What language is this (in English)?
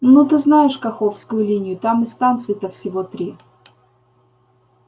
Russian